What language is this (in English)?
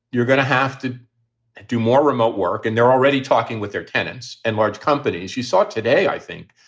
English